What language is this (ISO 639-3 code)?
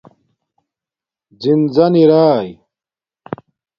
dmk